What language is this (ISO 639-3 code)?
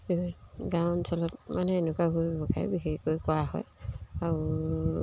asm